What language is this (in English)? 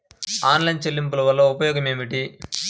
Telugu